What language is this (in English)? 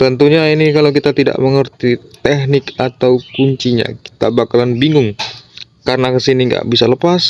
Indonesian